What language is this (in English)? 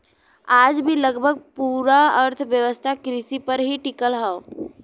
Bhojpuri